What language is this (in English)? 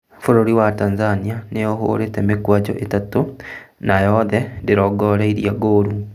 Kikuyu